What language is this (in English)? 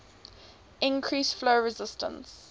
English